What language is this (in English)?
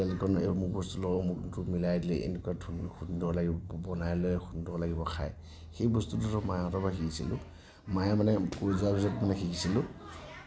Assamese